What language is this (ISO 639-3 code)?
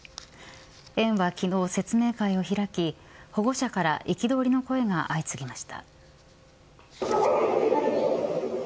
jpn